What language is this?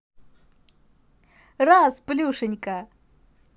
Russian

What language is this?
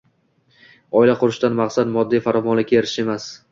Uzbek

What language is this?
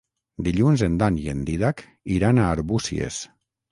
Catalan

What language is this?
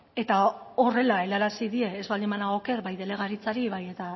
Basque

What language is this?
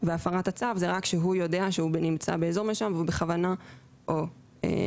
Hebrew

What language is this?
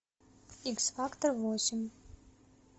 Russian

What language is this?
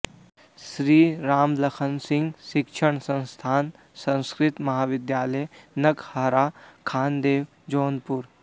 Sanskrit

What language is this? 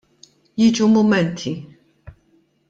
Maltese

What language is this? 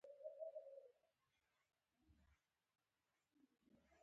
Pashto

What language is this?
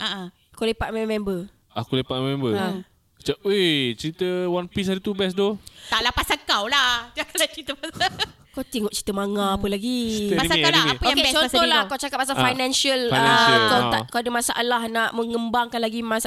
Malay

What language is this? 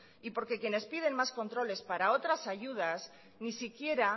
Spanish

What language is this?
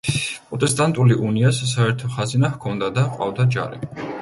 Georgian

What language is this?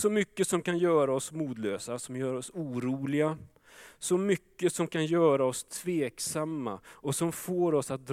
Swedish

